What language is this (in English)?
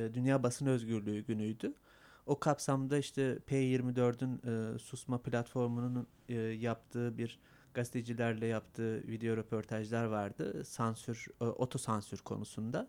Turkish